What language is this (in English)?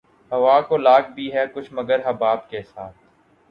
Urdu